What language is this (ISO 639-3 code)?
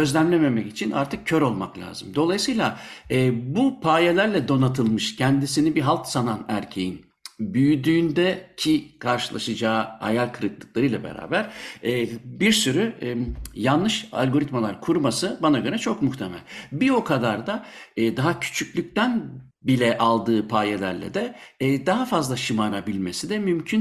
tur